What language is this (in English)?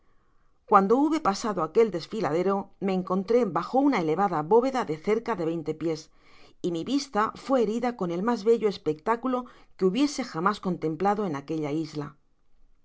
Spanish